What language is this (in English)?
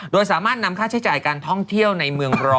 Thai